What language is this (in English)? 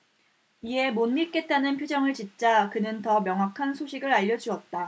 Korean